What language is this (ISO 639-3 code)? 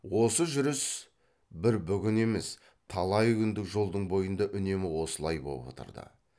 kaz